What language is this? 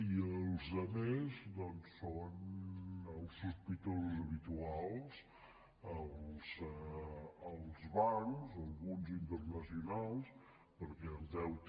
Catalan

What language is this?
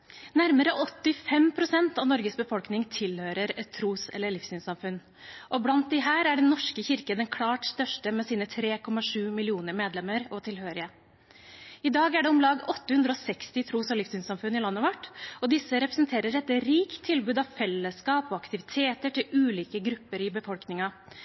Norwegian Bokmål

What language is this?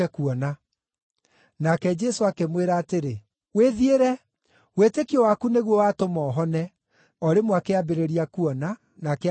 Kikuyu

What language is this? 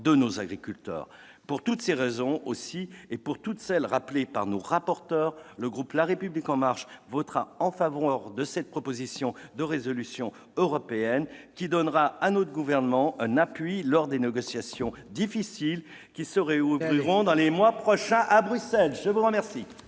French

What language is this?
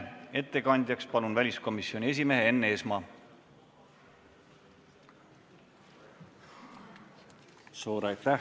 Estonian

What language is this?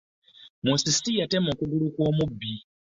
Ganda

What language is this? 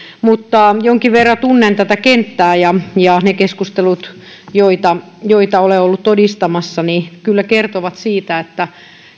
Finnish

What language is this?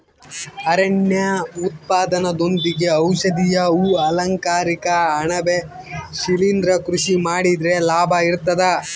Kannada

